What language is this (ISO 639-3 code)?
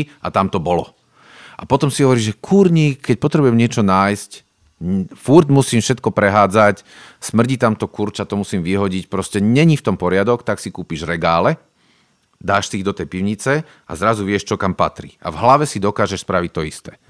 slk